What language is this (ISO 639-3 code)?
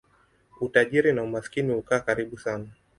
swa